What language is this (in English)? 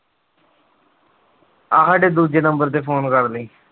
Punjabi